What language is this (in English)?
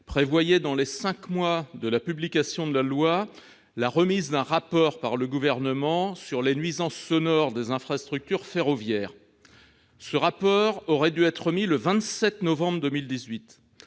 French